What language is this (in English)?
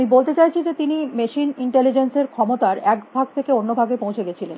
Bangla